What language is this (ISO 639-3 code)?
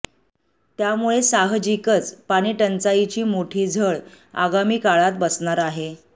mar